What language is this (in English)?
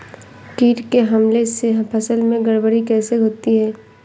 Hindi